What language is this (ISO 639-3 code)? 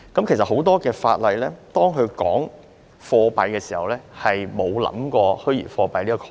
yue